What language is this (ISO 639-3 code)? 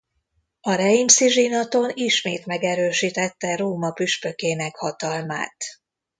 hun